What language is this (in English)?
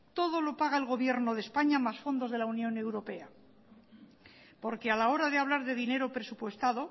Spanish